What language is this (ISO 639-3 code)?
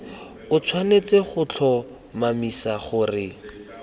tsn